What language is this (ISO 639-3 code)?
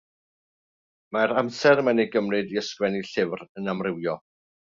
cym